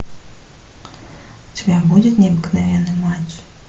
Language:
Russian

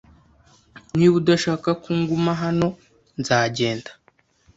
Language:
Kinyarwanda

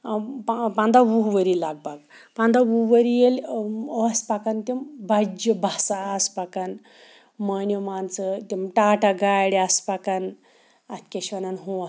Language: Kashmiri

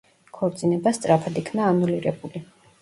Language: Georgian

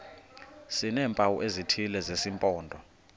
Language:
Xhosa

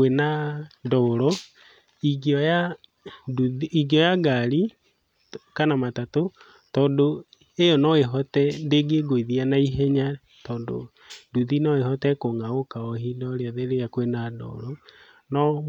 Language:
Kikuyu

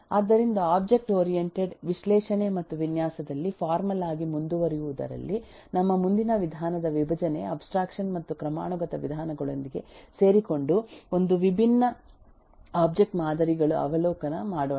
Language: Kannada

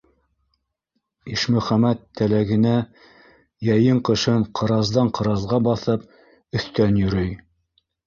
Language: Bashkir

